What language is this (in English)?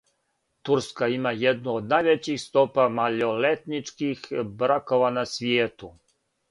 Serbian